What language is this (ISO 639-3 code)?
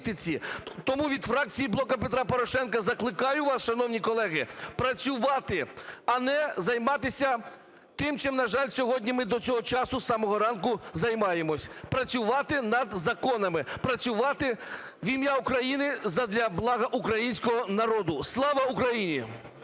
ukr